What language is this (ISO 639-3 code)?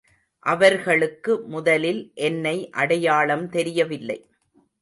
tam